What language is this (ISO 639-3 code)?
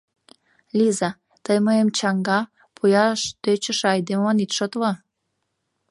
chm